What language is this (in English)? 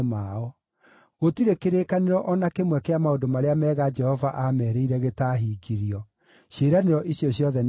Kikuyu